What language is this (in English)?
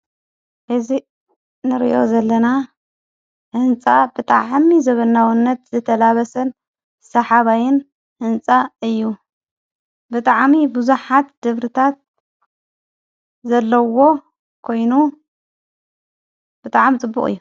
Tigrinya